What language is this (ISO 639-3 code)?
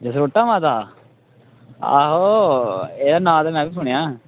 doi